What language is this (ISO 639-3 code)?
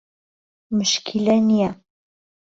ckb